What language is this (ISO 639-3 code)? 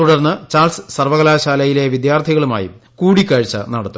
mal